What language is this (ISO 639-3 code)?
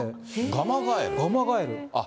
jpn